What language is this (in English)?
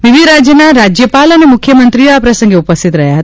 Gujarati